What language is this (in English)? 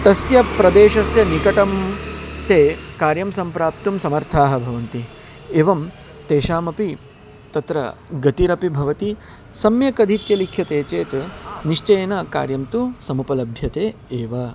Sanskrit